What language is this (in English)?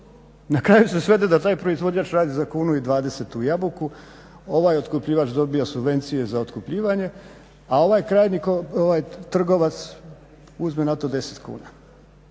Croatian